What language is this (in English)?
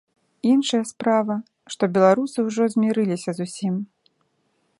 Belarusian